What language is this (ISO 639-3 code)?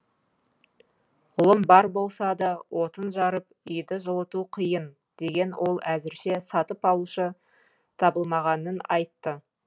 kaz